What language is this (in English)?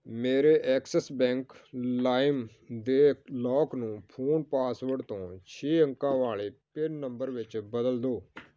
Punjabi